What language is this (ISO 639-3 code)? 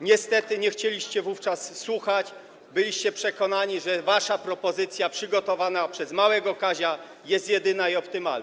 pol